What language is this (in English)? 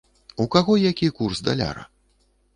Belarusian